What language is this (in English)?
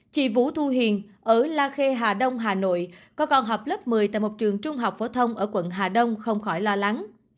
Vietnamese